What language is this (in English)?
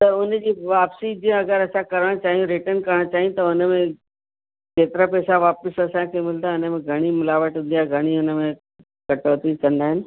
Sindhi